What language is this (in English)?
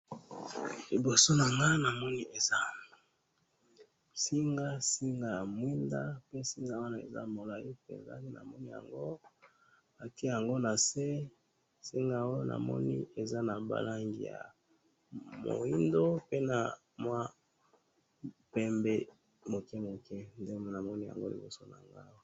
Lingala